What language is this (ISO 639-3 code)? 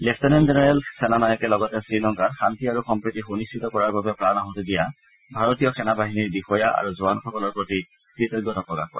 asm